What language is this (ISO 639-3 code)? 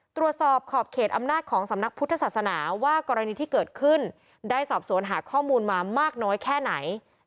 tha